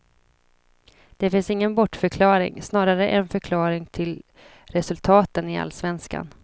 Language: Swedish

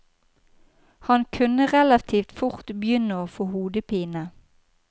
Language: Norwegian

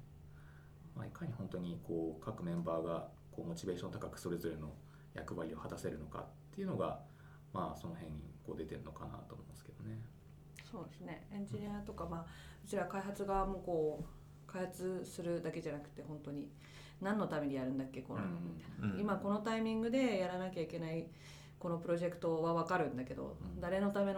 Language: Japanese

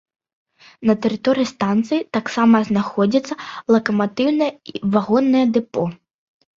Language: Belarusian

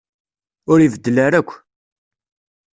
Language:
Kabyle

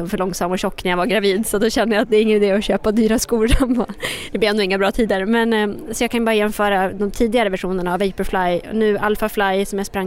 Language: Swedish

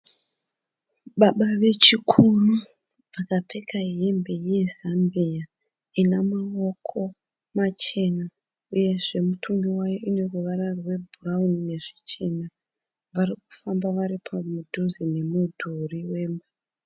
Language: Shona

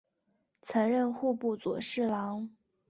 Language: Chinese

